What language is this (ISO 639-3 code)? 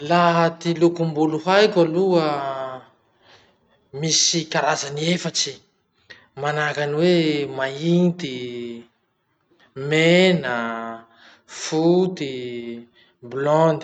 msh